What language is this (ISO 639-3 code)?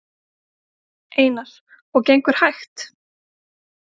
isl